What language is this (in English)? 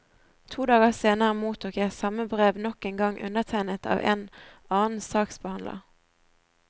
Norwegian